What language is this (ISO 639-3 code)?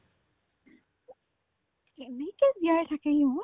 asm